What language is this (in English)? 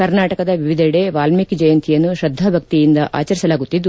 Kannada